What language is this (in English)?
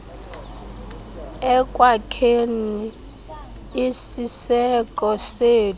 Xhosa